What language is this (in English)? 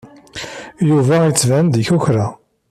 Kabyle